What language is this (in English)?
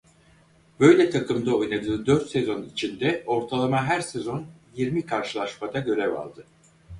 Turkish